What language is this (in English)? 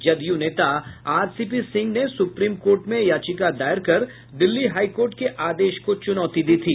Hindi